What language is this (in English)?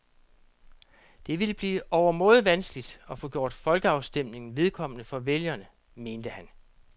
Danish